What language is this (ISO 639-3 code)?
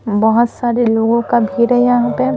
hin